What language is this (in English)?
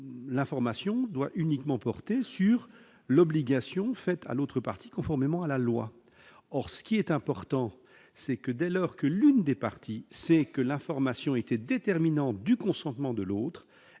French